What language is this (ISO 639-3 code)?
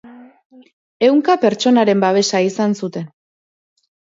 eus